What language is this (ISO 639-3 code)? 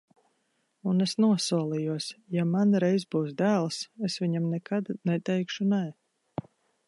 lav